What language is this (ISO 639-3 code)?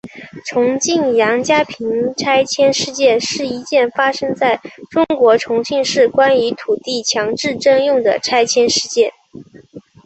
zho